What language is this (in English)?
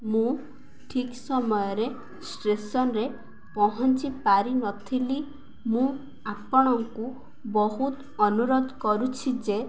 Odia